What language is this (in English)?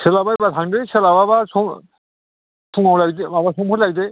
Bodo